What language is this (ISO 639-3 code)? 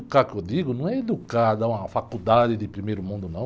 por